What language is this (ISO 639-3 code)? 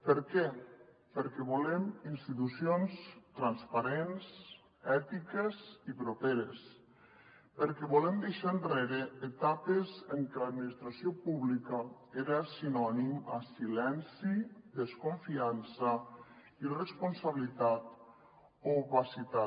cat